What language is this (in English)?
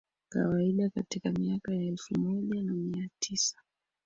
Swahili